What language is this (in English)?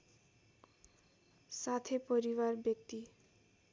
Nepali